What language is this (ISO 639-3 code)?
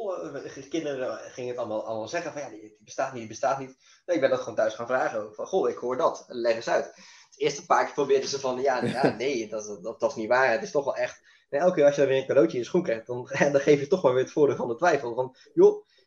nld